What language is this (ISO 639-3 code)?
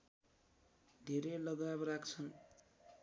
nep